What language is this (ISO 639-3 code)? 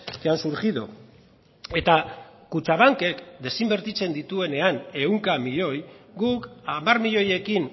eus